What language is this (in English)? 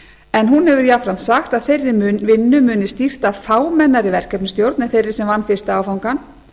Icelandic